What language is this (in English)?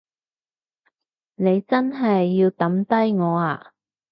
Cantonese